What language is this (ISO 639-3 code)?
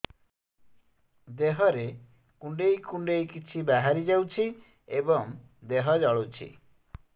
ori